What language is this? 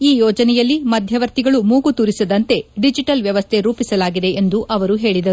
Kannada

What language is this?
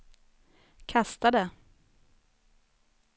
Swedish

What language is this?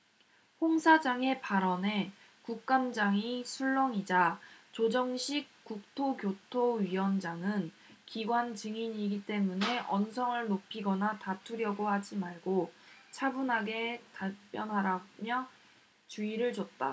Korean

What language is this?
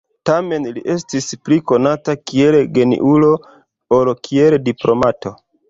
Esperanto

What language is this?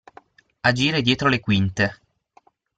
Italian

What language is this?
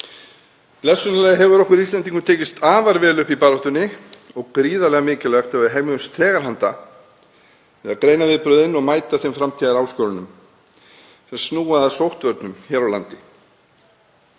Icelandic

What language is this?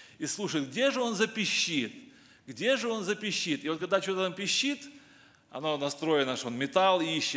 Russian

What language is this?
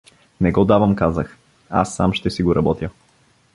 Bulgarian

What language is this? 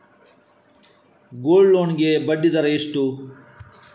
Kannada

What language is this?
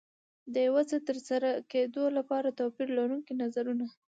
Pashto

